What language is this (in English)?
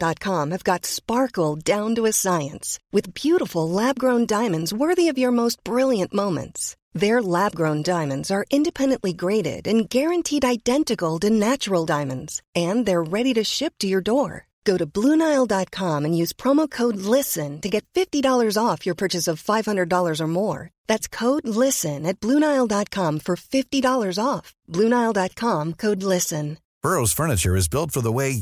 German